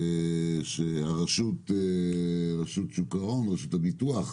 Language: Hebrew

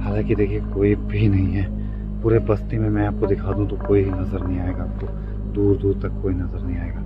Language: Hindi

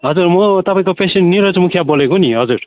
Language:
Nepali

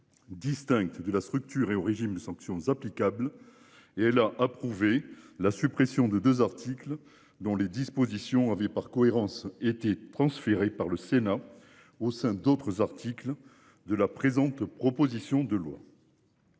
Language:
French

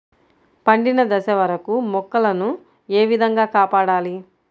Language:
Telugu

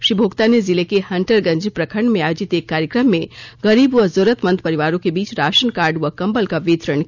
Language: Hindi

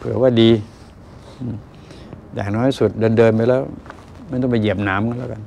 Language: Thai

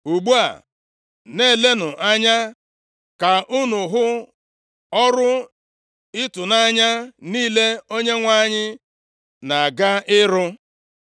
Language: Igbo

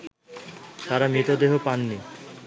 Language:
Bangla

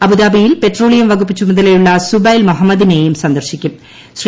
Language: Malayalam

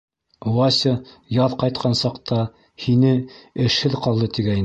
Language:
Bashkir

